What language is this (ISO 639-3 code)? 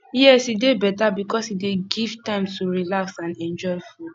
pcm